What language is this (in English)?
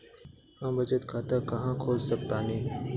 Bhojpuri